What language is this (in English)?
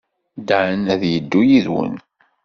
Kabyle